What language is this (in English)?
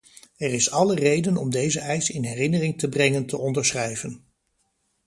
Dutch